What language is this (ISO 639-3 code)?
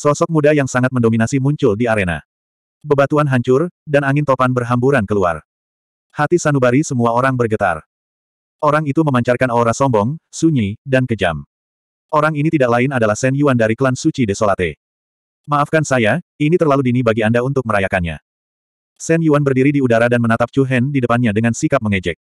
ind